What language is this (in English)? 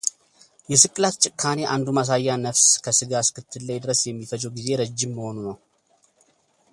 Amharic